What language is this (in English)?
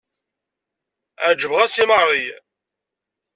Kabyle